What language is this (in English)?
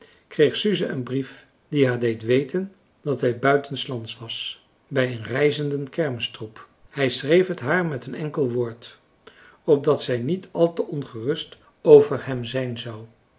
Dutch